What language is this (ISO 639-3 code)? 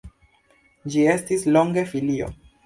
epo